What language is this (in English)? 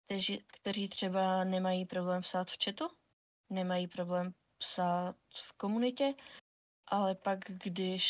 Czech